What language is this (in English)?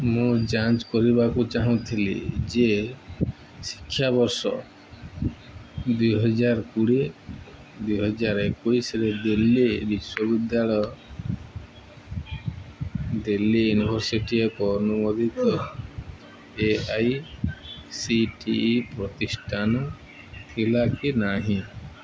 Odia